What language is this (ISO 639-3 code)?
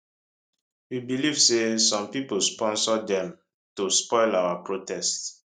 pcm